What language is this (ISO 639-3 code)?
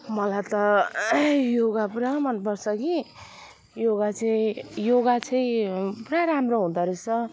nep